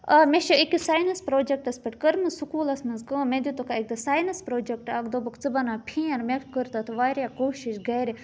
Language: Kashmiri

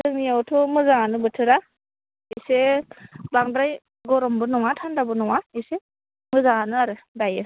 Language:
Bodo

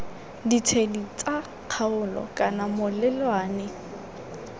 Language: Tswana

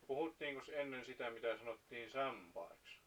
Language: Finnish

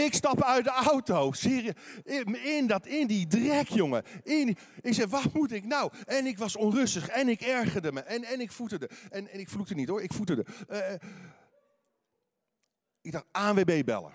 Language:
Dutch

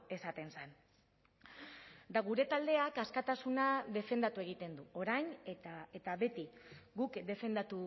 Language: Basque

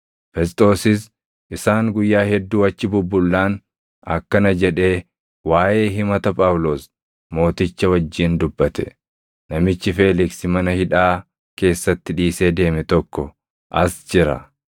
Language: Oromo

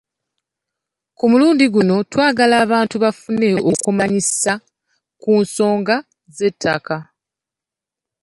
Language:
Ganda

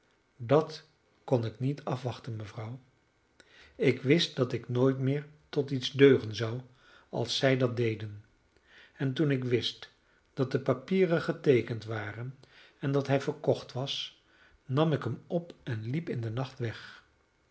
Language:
Dutch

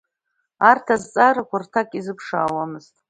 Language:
Abkhazian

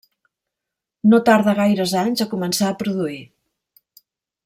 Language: Catalan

